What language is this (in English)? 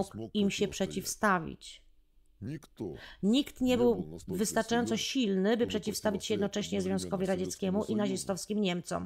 Polish